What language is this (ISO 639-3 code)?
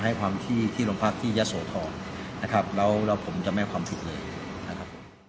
tha